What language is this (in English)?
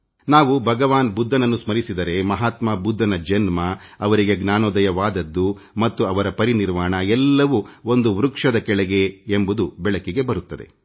Kannada